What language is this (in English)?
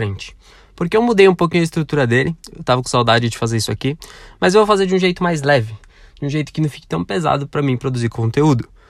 Portuguese